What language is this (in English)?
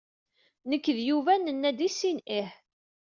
Kabyle